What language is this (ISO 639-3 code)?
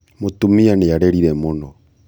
kik